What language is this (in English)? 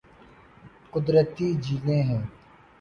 Urdu